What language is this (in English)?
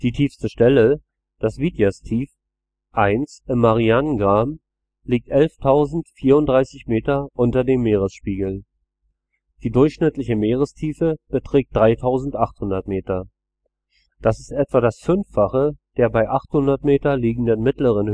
German